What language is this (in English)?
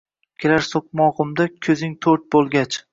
Uzbek